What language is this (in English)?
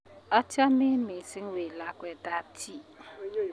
Kalenjin